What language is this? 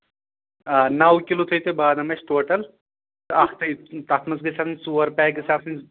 Kashmiri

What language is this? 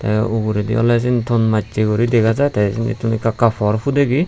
Chakma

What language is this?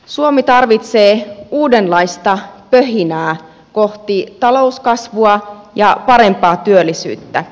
Finnish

